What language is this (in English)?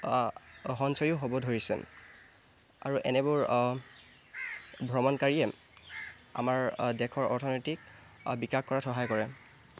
Assamese